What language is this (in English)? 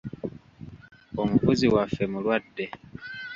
Ganda